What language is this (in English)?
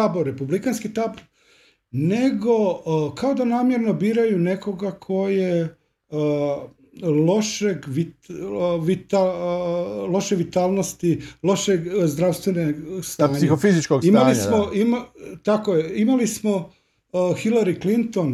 Croatian